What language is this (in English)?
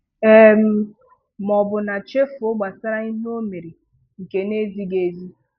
Igbo